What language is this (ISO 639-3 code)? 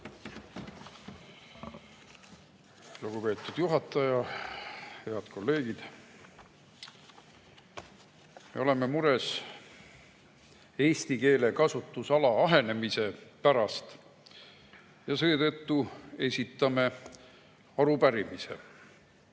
est